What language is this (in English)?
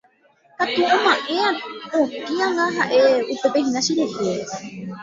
Guarani